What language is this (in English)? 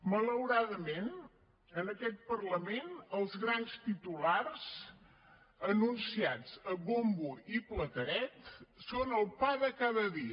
Catalan